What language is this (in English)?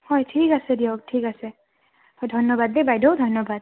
Assamese